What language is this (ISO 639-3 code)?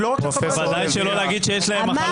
heb